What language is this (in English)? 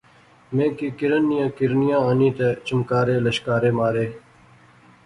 Pahari-Potwari